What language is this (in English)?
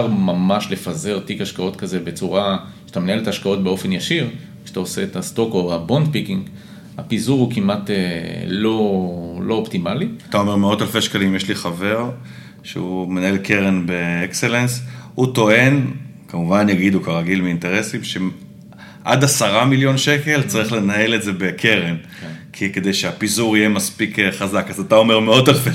Hebrew